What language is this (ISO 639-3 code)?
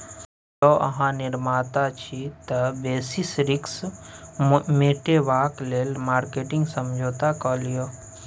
mai